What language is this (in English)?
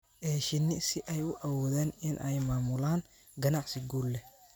Somali